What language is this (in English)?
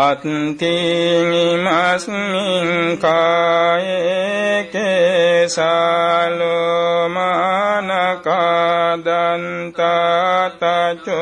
Vietnamese